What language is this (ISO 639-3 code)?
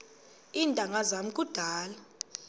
xho